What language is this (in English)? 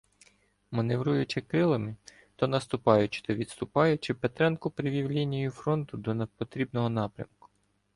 Ukrainian